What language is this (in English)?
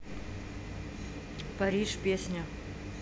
Russian